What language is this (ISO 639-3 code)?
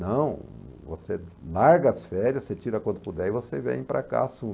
por